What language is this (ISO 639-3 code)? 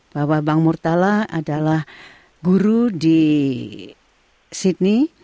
ind